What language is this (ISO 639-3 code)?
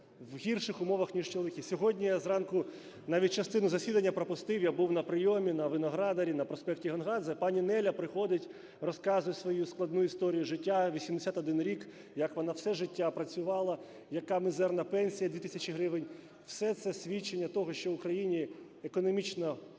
ukr